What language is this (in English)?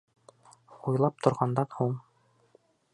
Bashkir